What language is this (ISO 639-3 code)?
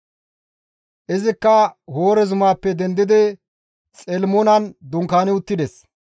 gmv